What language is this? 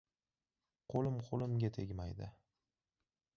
Uzbek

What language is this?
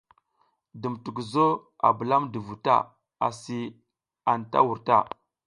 South Giziga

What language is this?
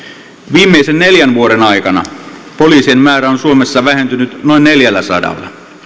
Finnish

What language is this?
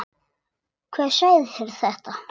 Icelandic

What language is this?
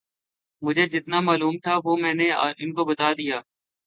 Urdu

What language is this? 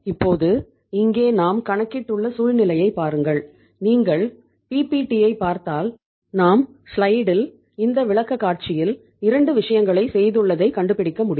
Tamil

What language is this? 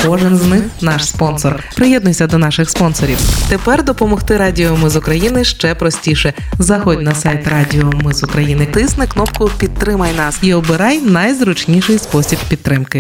Ukrainian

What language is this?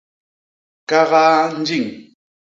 Basaa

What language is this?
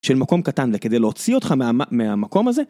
Hebrew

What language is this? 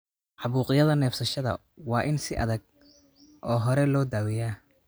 Somali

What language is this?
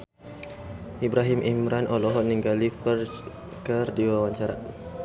Sundanese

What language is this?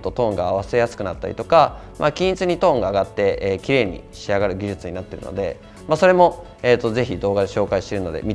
Japanese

